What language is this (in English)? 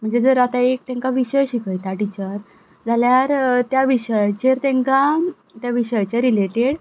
Konkani